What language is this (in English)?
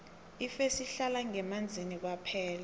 South Ndebele